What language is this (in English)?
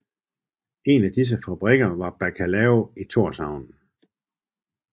Danish